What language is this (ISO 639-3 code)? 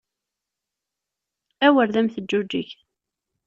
kab